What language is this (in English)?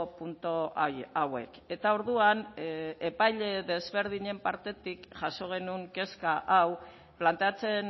Basque